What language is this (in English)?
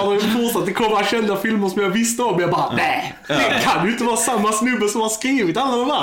Swedish